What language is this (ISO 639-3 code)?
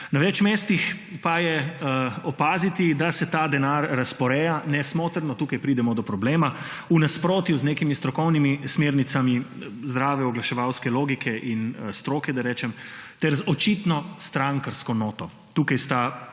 slv